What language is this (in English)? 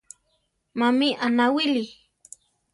Central Tarahumara